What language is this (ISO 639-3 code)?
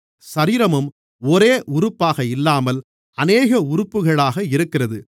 tam